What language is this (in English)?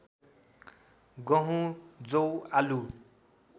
Nepali